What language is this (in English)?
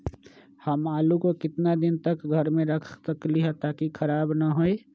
Magahi